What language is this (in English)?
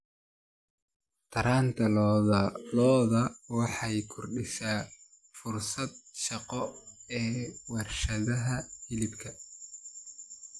Somali